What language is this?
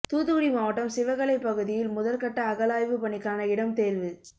Tamil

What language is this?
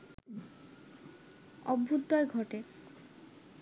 Bangla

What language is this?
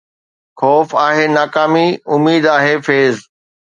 Sindhi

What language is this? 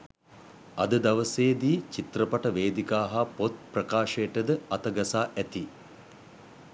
Sinhala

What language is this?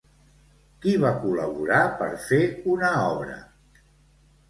Catalan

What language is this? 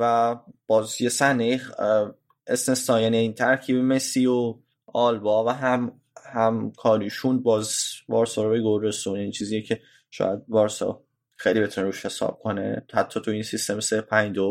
Persian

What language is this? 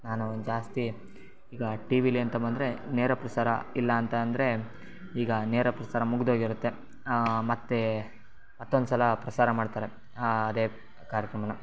Kannada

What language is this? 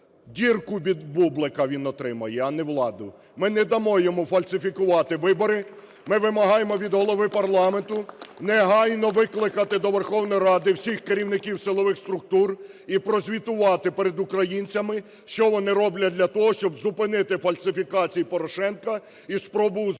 Ukrainian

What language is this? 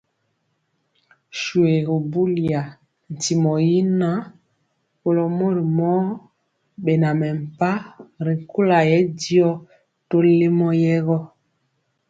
Mpiemo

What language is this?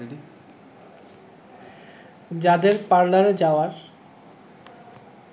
Bangla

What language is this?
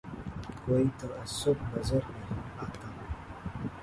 Urdu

